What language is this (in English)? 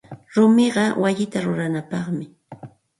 Santa Ana de Tusi Pasco Quechua